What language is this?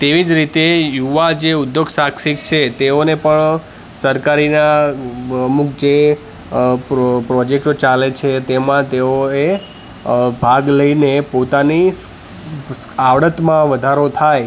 Gujarati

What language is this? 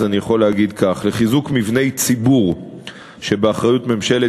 Hebrew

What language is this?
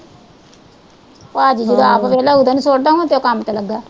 Punjabi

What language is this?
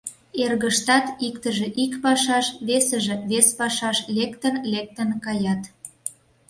Mari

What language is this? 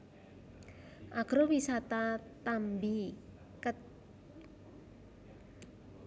Javanese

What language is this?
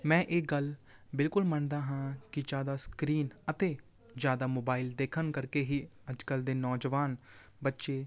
Punjabi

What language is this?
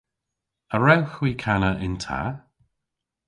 Cornish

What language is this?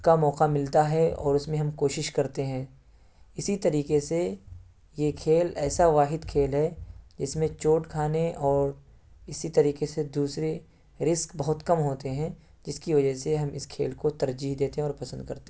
Urdu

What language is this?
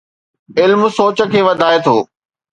Sindhi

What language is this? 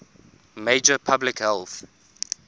English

